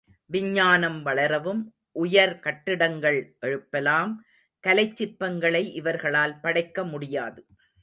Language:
Tamil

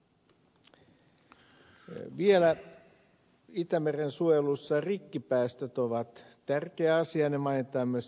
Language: Finnish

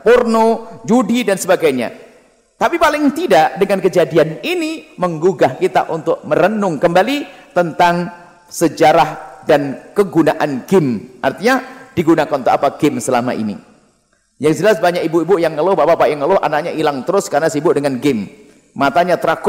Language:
Indonesian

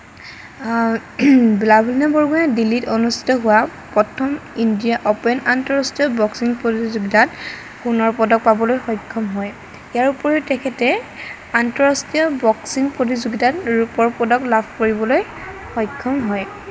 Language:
Assamese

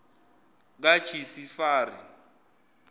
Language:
Zulu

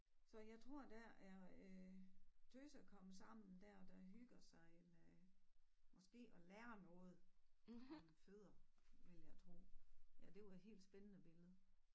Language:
Danish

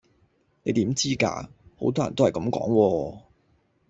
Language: Cantonese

